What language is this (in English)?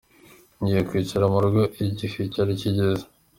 Kinyarwanda